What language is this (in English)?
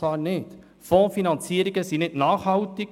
Swiss German